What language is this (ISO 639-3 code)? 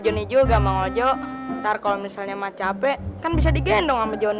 ind